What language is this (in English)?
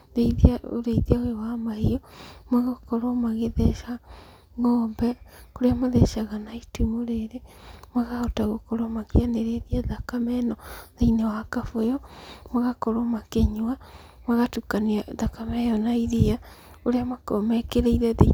Kikuyu